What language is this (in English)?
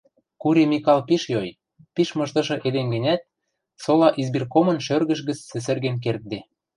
Western Mari